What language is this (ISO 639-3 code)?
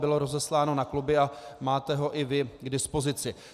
ces